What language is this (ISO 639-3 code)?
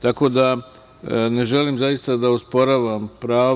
srp